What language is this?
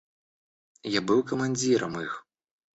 Russian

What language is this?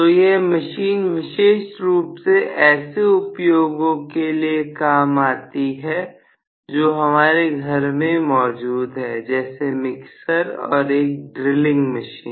Hindi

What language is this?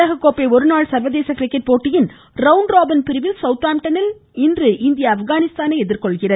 Tamil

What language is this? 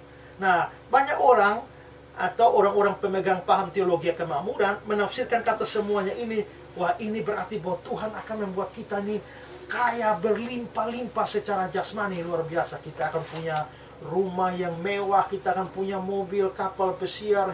Indonesian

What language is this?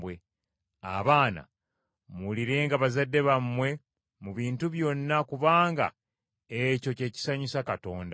Ganda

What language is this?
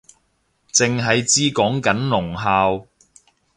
Cantonese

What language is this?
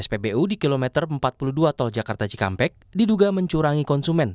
Indonesian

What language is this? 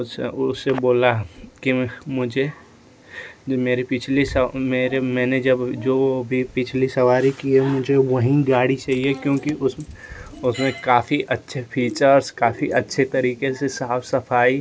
Hindi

